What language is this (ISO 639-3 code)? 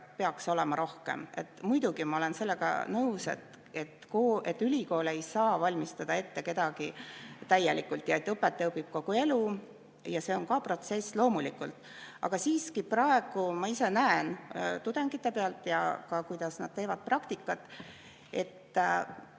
est